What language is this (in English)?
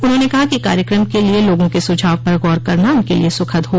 Hindi